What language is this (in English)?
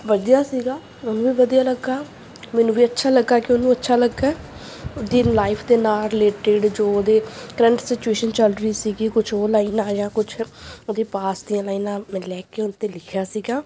Punjabi